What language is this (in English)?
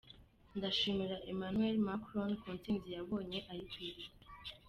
Kinyarwanda